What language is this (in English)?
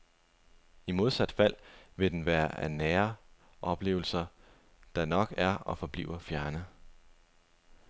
Danish